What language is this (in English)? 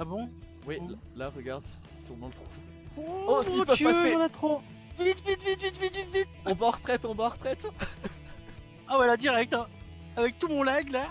French